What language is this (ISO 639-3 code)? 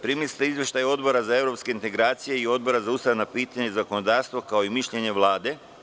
srp